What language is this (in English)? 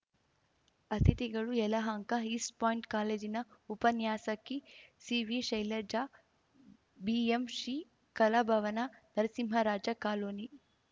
Kannada